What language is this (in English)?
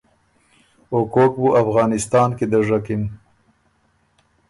Ormuri